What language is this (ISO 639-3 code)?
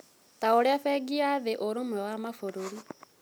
kik